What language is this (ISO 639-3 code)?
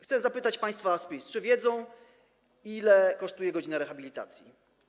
pol